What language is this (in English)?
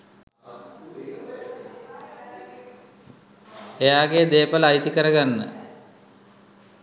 Sinhala